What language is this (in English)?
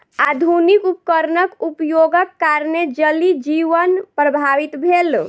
Maithili